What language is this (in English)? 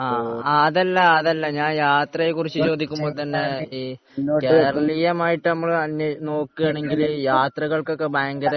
Malayalam